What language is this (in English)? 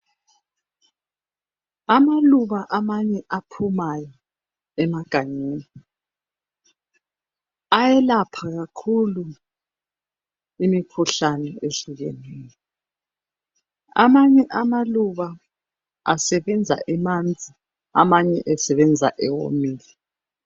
North Ndebele